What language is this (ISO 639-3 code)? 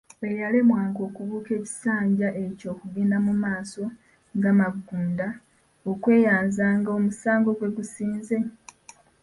lug